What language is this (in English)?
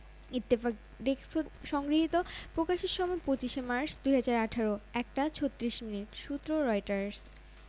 Bangla